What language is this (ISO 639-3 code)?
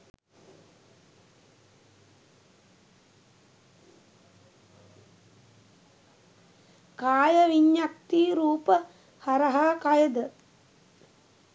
sin